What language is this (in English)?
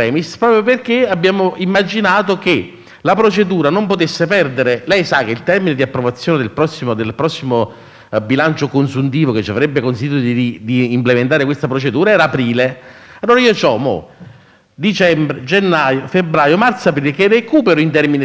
Italian